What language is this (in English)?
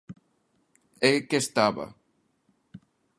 Galician